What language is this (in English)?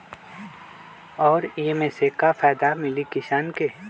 Magahi